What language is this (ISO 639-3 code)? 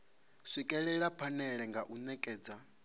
ven